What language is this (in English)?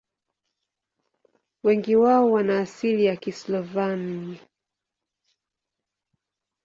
Swahili